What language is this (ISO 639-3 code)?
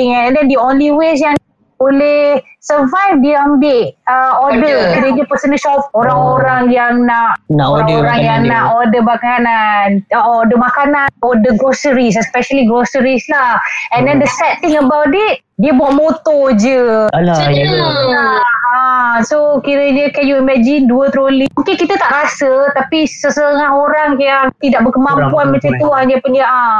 msa